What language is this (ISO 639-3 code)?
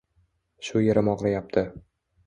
uzb